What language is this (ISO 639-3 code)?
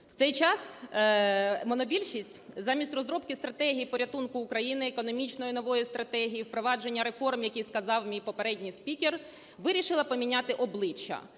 ukr